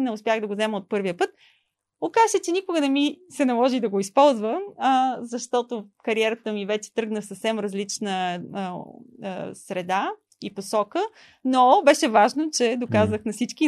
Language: Bulgarian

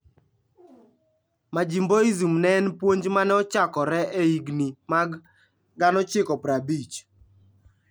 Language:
Luo (Kenya and Tanzania)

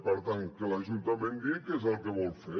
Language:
Catalan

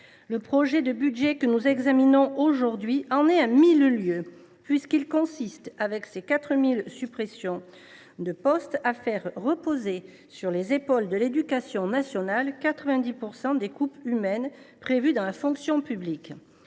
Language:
French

